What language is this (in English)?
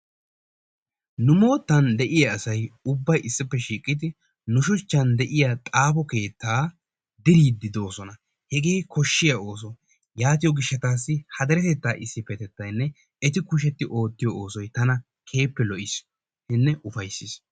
Wolaytta